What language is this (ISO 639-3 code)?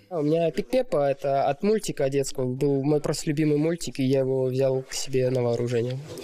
rus